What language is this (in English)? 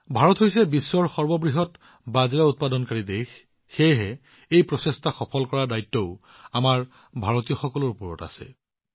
Assamese